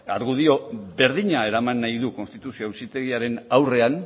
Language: Basque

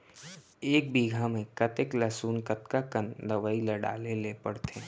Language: Chhattisgarhi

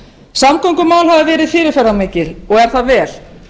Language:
Icelandic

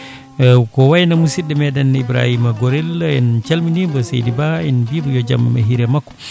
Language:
Fula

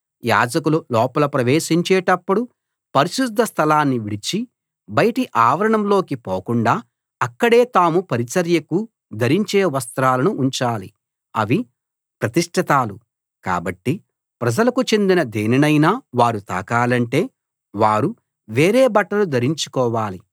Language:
Telugu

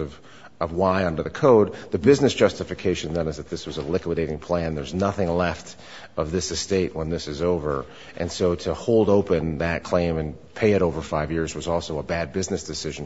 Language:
English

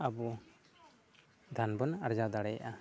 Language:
Santali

